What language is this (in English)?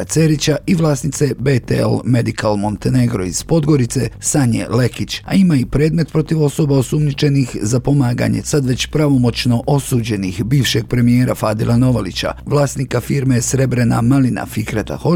Croatian